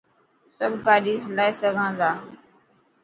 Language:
Dhatki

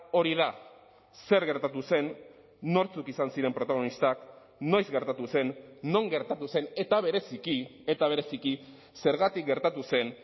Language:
Basque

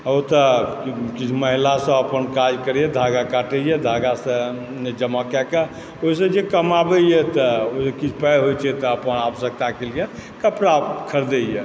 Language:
Maithili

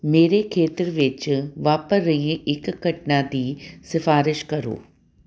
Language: Punjabi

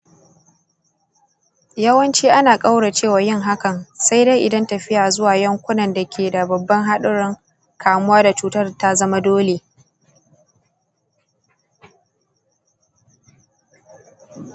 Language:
Hausa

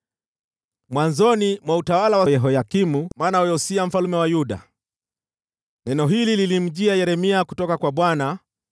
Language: Swahili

